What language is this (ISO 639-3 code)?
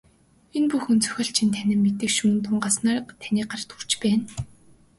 mon